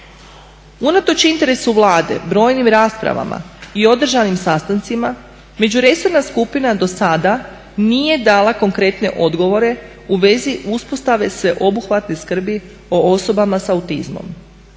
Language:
Croatian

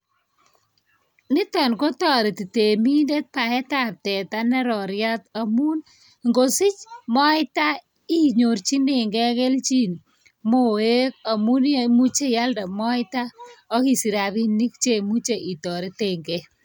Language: Kalenjin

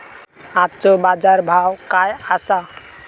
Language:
Marathi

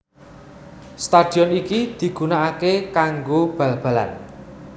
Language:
Javanese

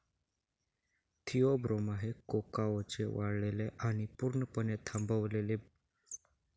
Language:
Marathi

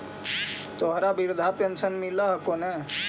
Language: Magahi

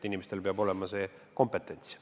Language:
Estonian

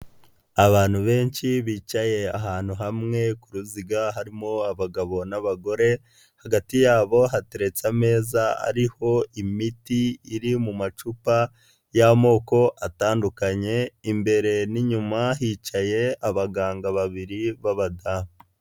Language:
Kinyarwanda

